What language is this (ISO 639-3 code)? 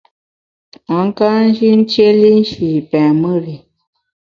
bax